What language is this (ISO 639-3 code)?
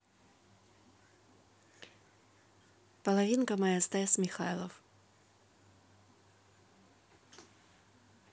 rus